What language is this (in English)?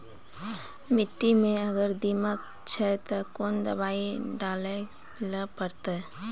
Maithili